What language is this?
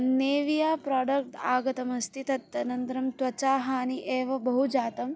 Sanskrit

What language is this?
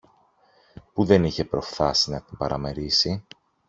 Greek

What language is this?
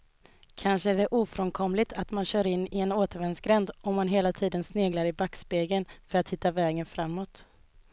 Swedish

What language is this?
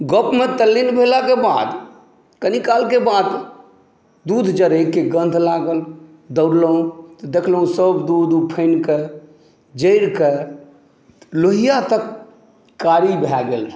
Maithili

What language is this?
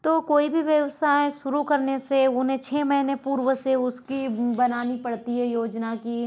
Hindi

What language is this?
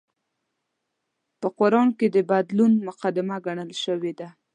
Pashto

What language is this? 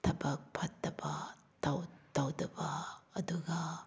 Manipuri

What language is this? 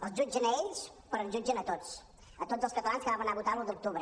Catalan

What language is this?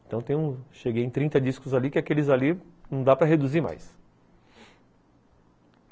Portuguese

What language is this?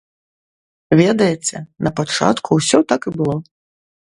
Belarusian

